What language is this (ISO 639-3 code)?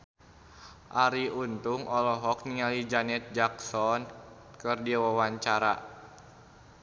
sun